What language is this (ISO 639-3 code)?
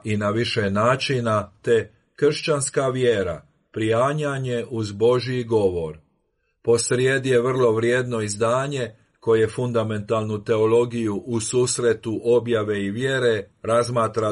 hrv